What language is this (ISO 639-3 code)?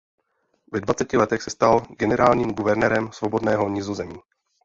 ces